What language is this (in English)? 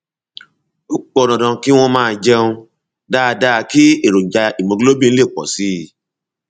Yoruba